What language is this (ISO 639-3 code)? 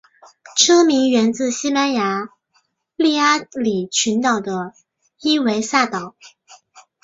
zho